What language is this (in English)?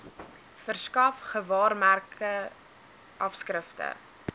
Afrikaans